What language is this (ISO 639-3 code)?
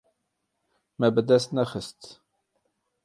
kur